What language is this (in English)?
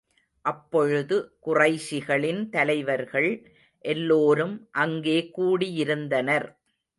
Tamil